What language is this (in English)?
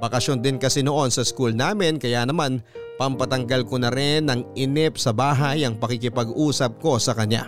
Filipino